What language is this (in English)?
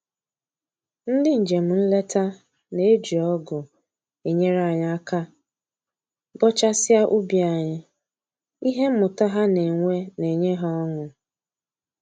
Igbo